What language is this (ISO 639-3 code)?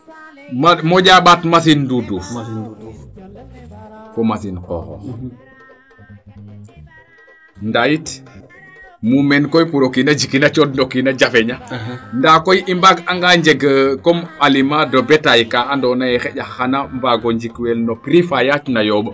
srr